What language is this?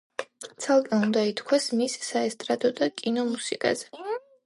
Georgian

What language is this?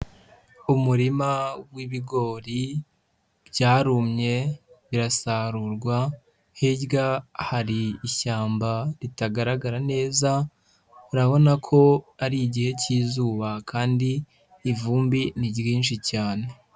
Kinyarwanda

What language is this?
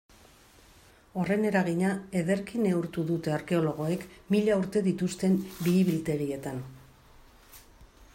Basque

